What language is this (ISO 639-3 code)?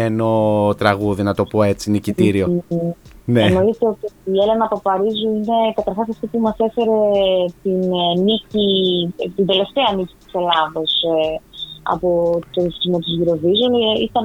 ell